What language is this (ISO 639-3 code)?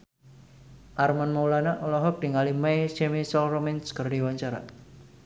sun